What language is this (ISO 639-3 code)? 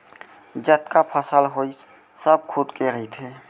hne